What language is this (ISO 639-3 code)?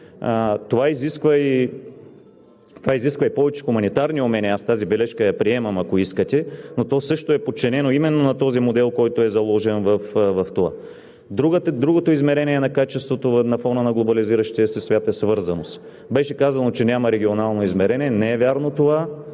bul